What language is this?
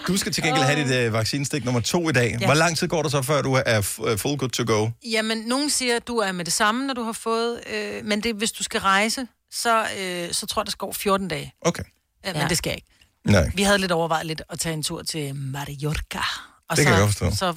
Danish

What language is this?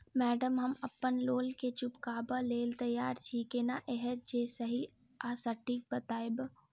Maithili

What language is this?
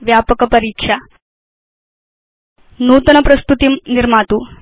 Sanskrit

